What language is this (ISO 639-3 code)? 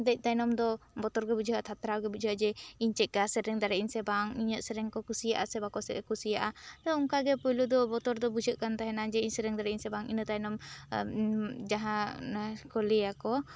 sat